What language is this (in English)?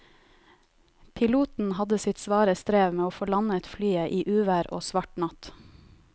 Norwegian